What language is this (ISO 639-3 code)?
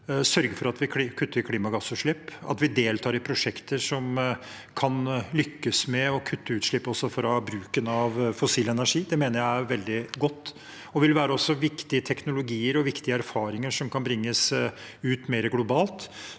nor